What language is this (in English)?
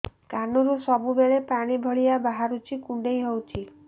Odia